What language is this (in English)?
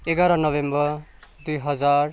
Nepali